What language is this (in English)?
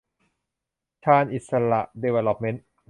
Thai